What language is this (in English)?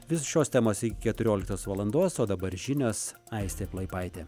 Lithuanian